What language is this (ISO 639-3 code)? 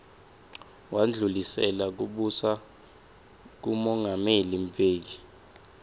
ssw